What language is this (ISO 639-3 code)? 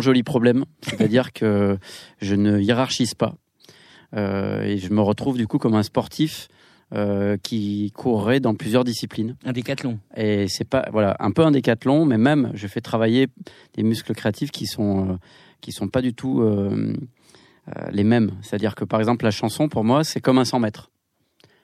fra